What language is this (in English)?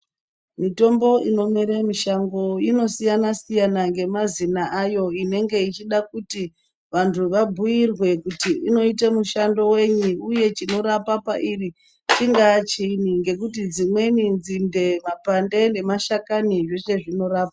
Ndau